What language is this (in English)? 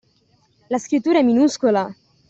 Italian